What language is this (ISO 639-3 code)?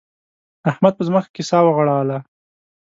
pus